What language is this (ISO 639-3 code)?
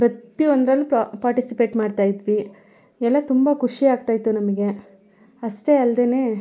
kan